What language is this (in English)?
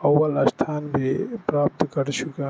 Urdu